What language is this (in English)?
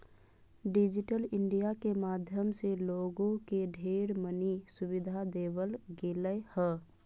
Magahi